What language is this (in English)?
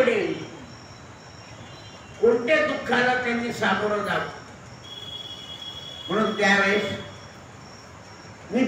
Indonesian